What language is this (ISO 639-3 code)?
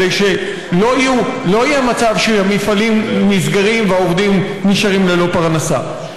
heb